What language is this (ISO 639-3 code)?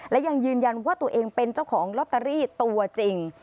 tha